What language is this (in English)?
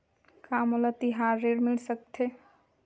Chhattisgarhi